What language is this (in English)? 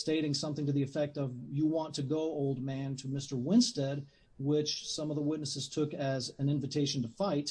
English